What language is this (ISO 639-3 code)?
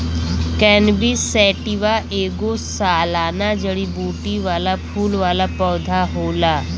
bho